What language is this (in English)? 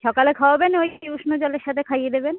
Bangla